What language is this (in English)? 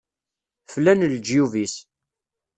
Kabyle